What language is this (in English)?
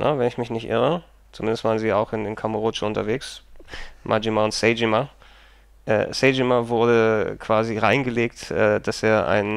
German